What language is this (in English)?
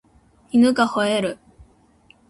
Japanese